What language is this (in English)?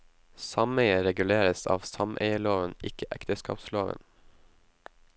Norwegian